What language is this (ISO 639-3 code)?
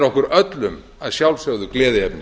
isl